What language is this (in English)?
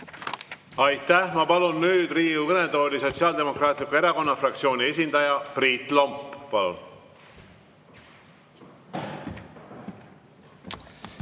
Estonian